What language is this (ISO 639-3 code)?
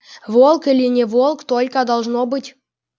rus